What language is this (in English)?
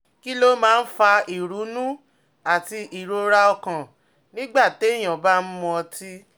Yoruba